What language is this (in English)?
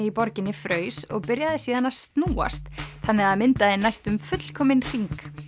Icelandic